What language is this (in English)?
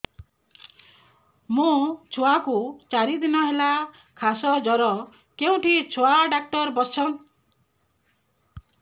Odia